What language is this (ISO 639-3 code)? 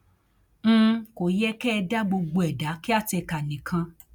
yor